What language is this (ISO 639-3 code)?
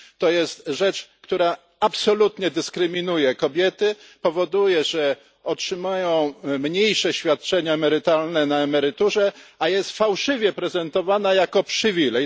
pol